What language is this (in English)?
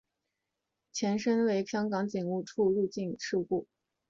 Chinese